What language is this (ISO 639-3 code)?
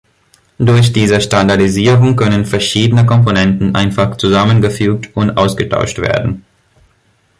deu